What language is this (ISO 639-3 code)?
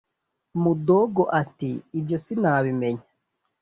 kin